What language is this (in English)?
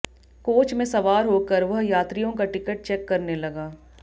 Hindi